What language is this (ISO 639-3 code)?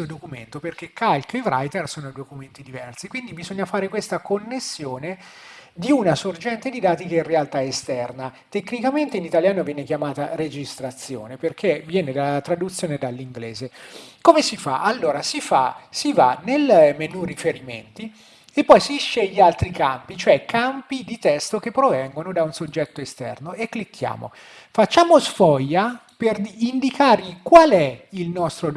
ita